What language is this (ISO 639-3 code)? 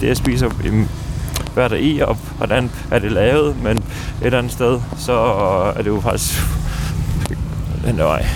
dan